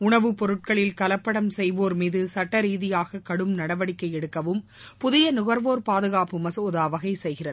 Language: Tamil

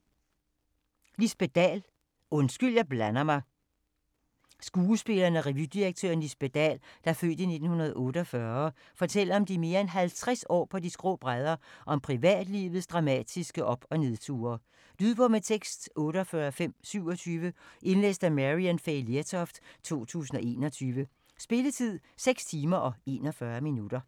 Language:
Danish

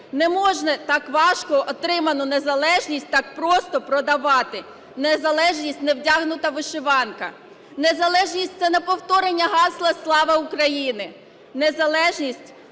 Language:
Ukrainian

